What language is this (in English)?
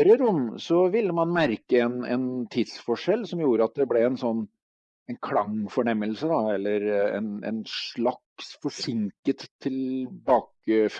Norwegian